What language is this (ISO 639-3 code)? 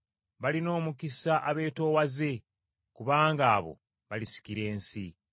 lug